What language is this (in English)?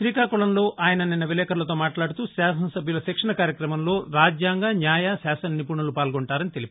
Telugu